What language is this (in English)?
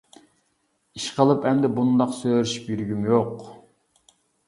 Uyghur